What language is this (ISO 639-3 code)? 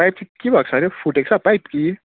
nep